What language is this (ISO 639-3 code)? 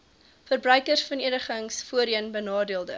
afr